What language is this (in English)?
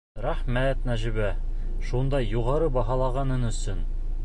Bashkir